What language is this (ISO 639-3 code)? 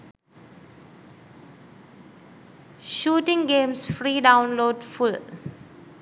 sin